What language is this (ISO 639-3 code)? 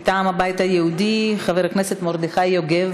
heb